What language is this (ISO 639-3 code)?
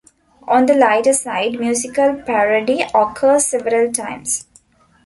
eng